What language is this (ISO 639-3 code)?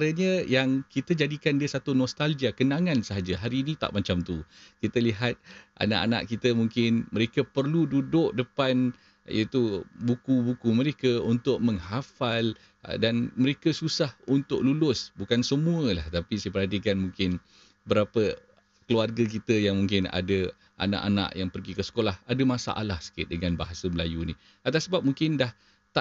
msa